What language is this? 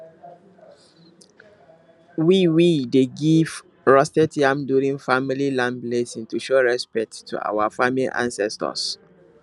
Nigerian Pidgin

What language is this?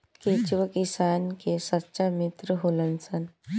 Bhojpuri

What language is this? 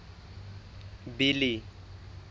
Southern Sotho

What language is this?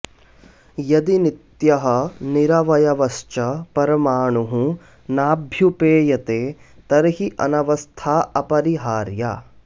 Sanskrit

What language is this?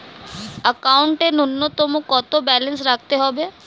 Bangla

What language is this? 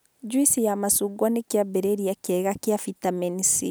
Kikuyu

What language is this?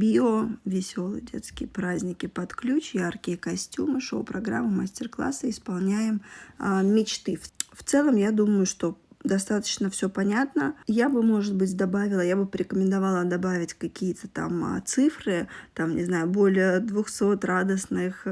Russian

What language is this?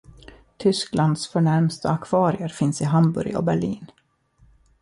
Swedish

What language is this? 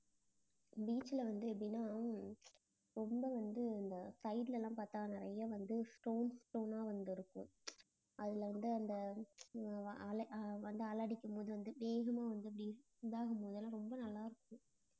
Tamil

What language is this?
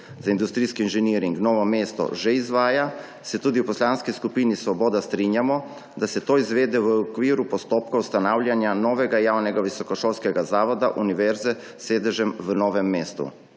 Slovenian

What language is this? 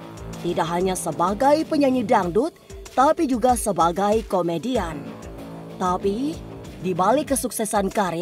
Indonesian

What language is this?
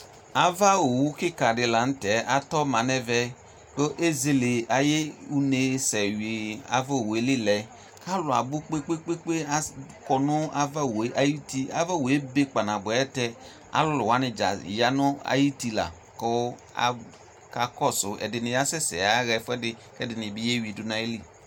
Ikposo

